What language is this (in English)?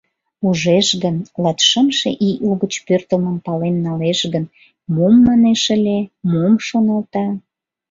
Mari